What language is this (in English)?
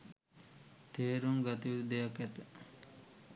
Sinhala